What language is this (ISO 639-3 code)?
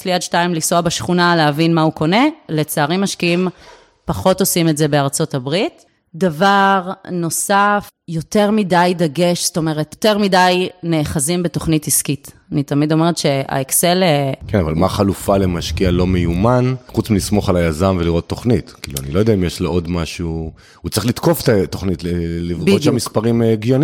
heb